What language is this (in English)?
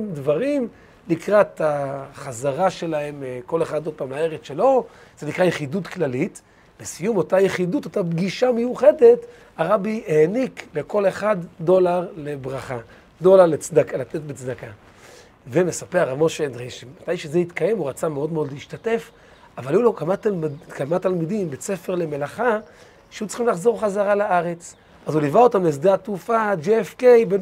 Hebrew